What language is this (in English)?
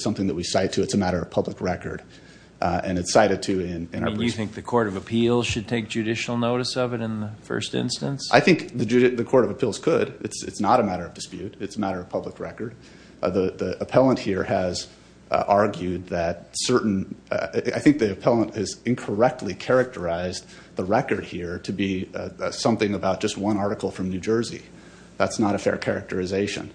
English